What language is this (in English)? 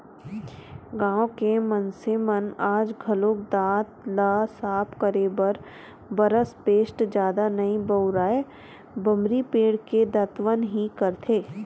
Chhattisgarhi